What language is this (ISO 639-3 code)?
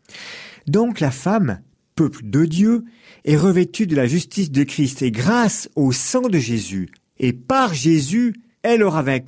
fra